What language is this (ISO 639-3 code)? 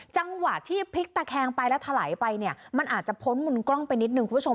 tha